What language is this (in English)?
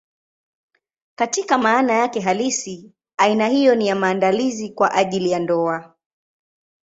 Swahili